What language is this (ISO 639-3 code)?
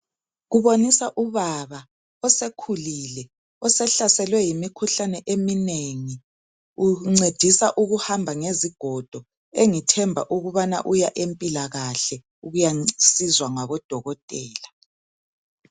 nde